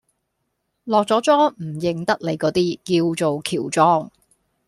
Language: Cantonese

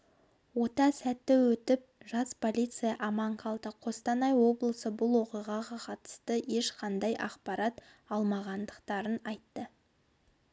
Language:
Kazakh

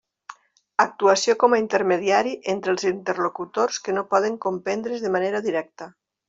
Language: Catalan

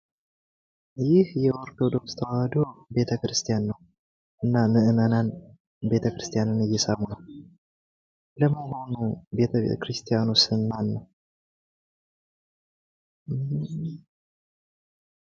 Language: Amharic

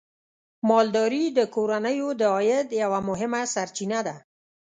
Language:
Pashto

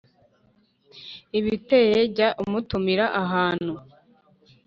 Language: Kinyarwanda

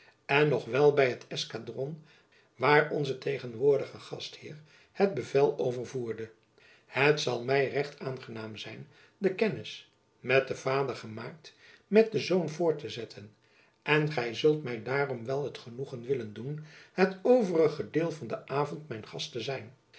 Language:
Dutch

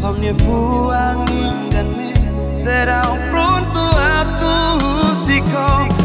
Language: Indonesian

